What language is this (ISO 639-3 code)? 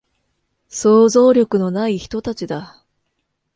jpn